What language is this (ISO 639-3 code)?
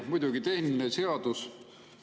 est